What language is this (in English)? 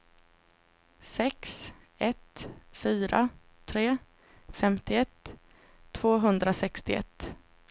Swedish